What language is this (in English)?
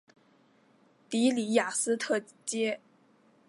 Chinese